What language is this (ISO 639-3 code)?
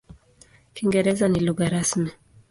swa